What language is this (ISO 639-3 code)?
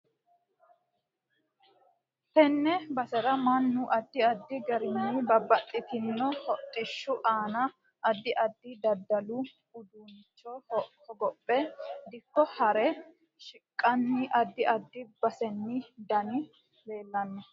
sid